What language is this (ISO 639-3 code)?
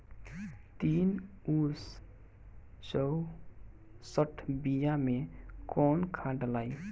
bho